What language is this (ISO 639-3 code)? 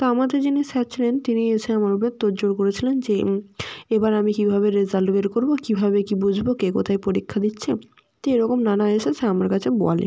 ben